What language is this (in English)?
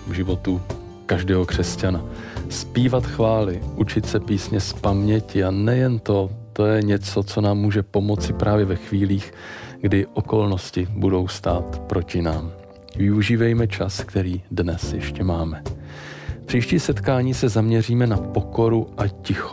Czech